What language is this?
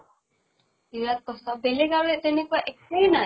Assamese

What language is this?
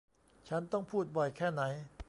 Thai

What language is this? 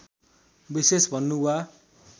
Nepali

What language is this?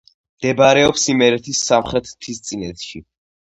Georgian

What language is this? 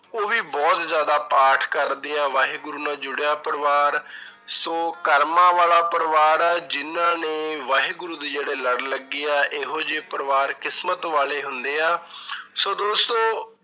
Punjabi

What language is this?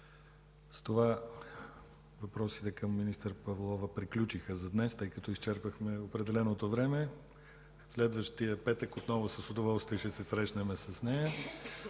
Bulgarian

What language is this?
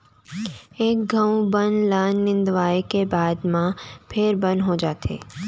Chhattisgarhi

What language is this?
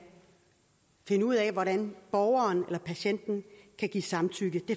Danish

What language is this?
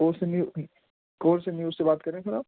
Urdu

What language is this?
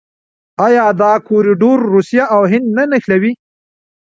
Pashto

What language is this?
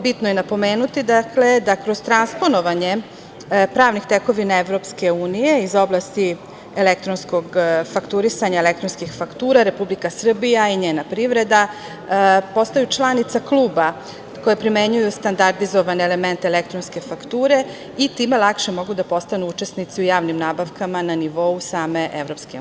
Serbian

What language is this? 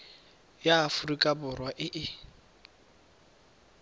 Tswana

